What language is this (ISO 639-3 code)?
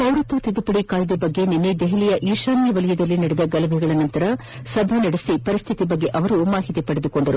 kan